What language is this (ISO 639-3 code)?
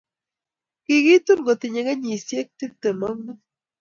kln